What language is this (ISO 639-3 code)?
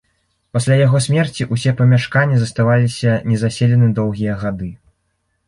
bel